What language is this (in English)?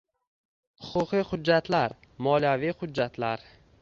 Uzbek